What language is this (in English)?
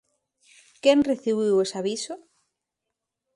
Galician